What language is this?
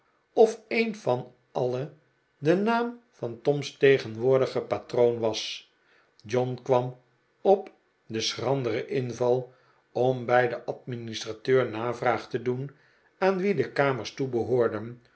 Dutch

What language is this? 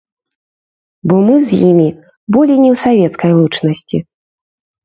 Belarusian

